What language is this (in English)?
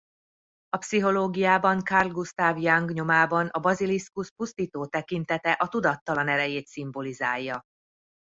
Hungarian